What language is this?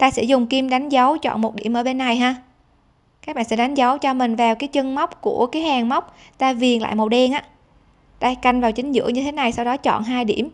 Vietnamese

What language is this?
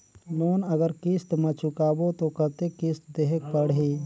Chhattisgarhi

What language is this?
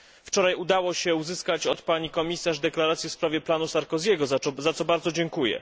Polish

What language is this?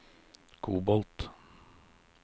Norwegian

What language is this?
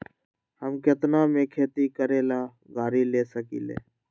Magahi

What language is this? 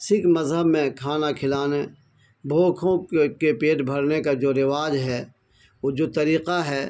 Urdu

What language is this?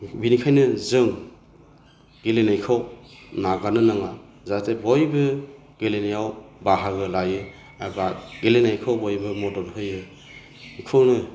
Bodo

